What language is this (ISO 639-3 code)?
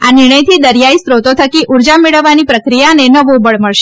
guj